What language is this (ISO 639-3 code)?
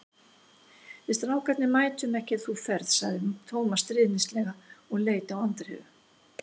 isl